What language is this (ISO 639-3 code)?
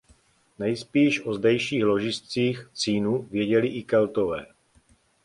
ces